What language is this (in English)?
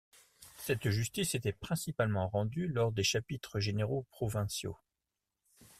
French